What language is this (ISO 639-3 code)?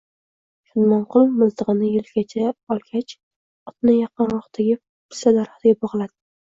uzb